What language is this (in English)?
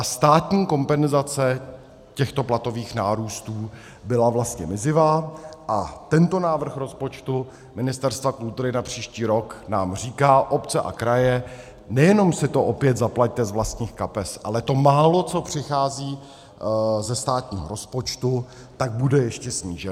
Czech